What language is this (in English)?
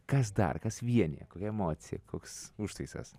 Lithuanian